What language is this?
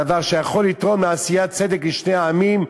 Hebrew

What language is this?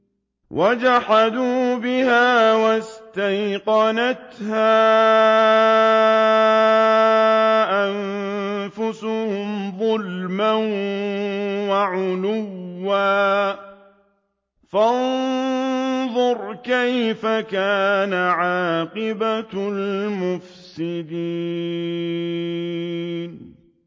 Arabic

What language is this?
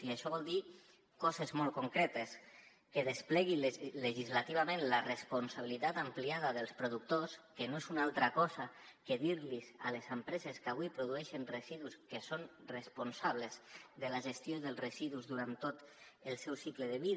Catalan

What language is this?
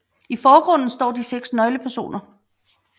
Danish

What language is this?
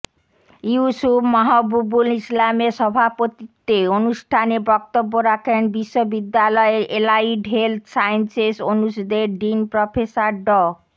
Bangla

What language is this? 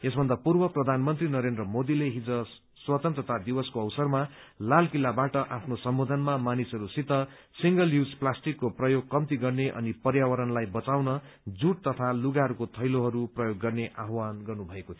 Nepali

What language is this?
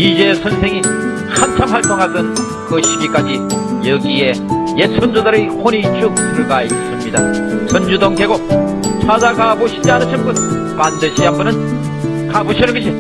Korean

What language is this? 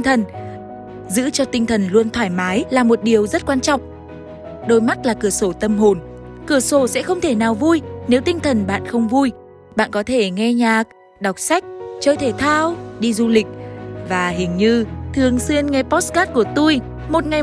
Vietnamese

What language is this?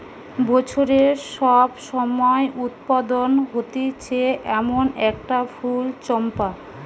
Bangla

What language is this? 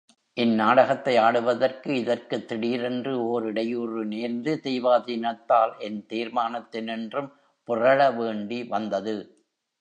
Tamil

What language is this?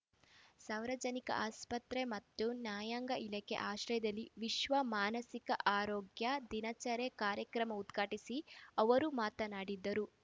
Kannada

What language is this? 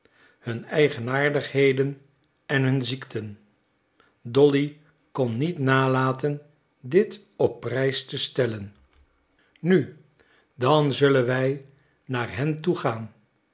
Dutch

